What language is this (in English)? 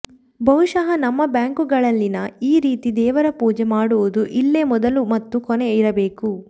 Kannada